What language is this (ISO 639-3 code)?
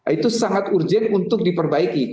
ind